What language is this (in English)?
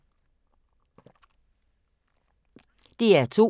Danish